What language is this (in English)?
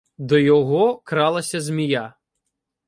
Ukrainian